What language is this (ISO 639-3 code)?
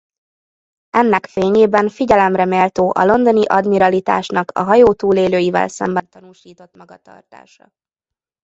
hun